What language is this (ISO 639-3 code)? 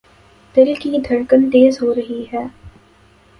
urd